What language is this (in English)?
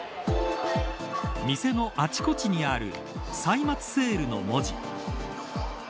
Japanese